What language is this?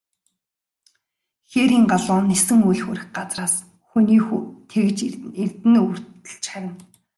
Mongolian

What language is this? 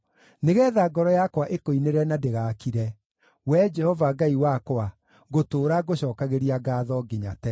Kikuyu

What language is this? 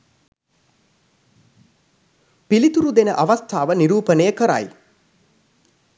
Sinhala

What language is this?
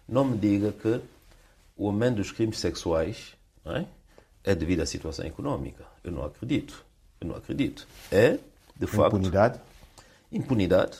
Portuguese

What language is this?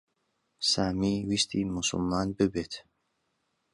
Central Kurdish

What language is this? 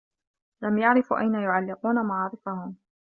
Arabic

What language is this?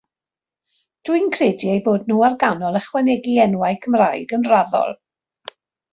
Welsh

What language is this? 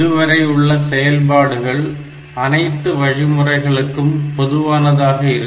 Tamil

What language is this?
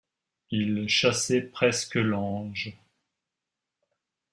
French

